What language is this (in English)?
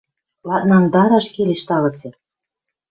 Western Mari